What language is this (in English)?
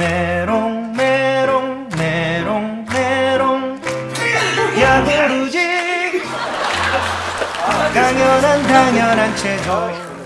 Korean